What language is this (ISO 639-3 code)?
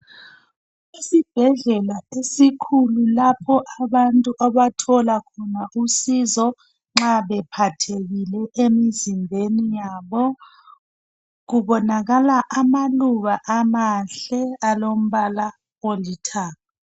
nde